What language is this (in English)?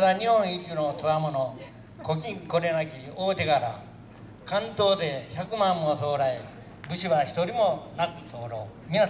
Japanese